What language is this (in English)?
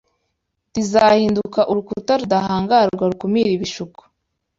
Kinyarwanda